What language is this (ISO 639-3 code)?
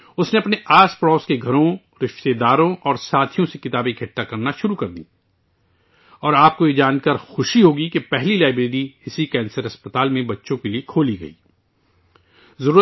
urd